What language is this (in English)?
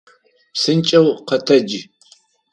Adyghe